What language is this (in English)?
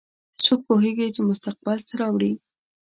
Pashto